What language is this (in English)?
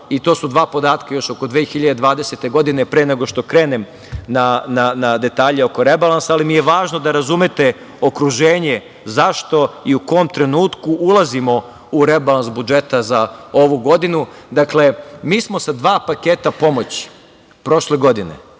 Serbian